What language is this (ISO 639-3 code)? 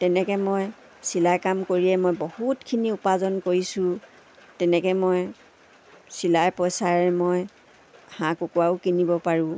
asm